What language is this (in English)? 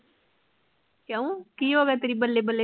Punjabi